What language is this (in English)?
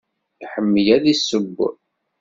Kabyle